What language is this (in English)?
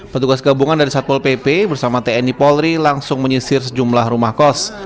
Indonesian